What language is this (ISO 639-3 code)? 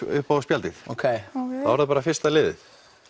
isl